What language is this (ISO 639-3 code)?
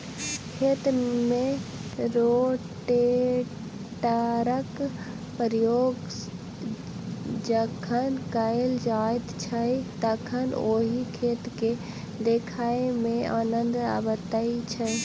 mai